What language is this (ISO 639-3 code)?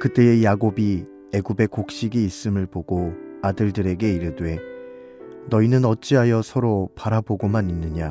kor